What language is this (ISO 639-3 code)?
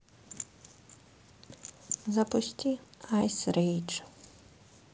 rus